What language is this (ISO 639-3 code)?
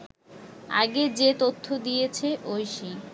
ben